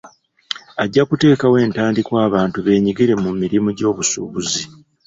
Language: Ganda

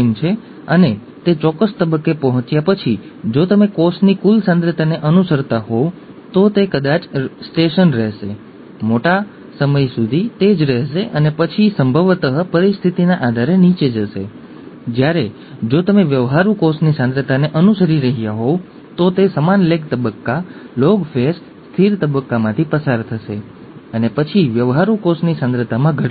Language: Gujarati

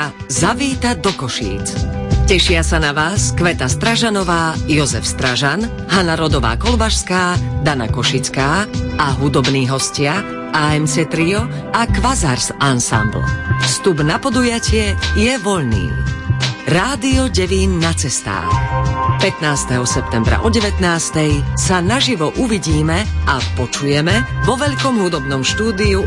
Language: Slovak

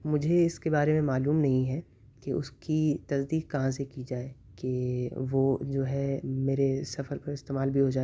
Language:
Urdu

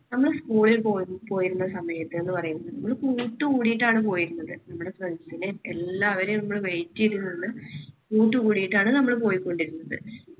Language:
Malayalam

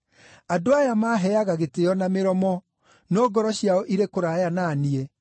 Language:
Kikuyu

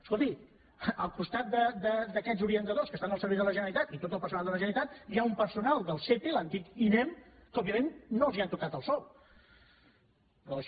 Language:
Catalan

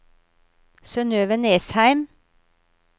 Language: Norwegian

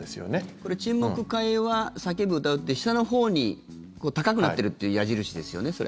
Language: Japanese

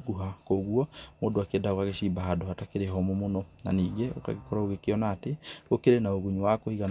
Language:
Kikuyu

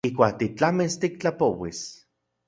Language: Central Puebla Nahuatl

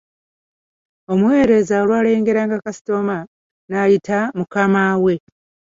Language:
Ganda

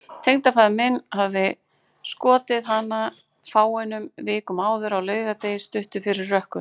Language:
Icelandic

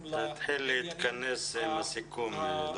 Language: Hebrew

